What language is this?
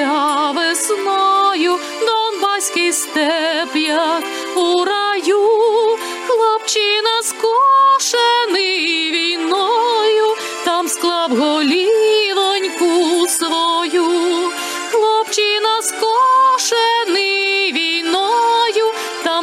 Ukrainian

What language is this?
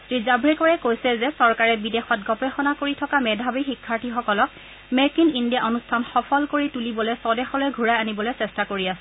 Assamese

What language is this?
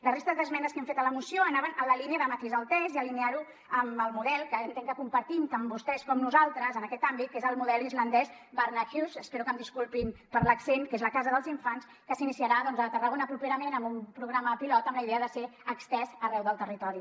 Catalan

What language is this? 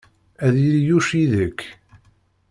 Kabyle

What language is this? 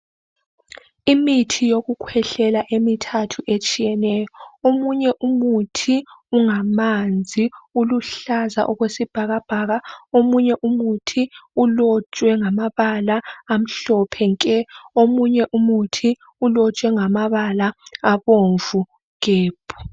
North Ndebele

